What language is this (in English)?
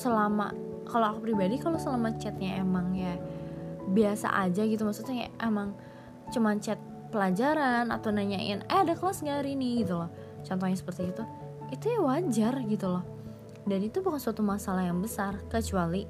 Indonesian